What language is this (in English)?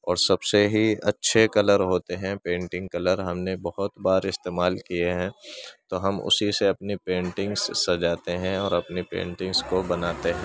Urdu